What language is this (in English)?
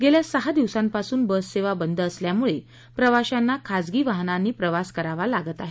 Marathi